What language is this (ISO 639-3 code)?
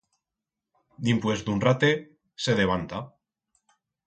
arg